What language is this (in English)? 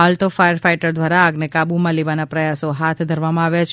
Gujarati